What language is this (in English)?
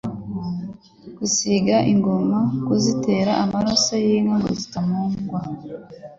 Kinyarwanda